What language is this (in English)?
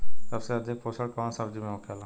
Bhojpuri